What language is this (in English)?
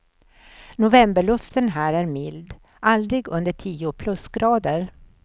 Swedish